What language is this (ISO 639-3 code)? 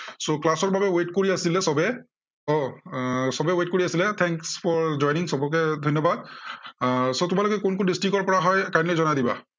asm